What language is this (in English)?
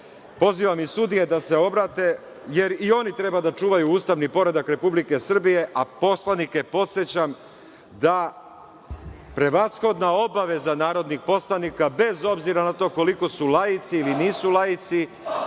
Serbian